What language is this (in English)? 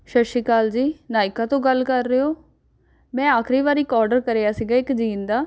Punjabi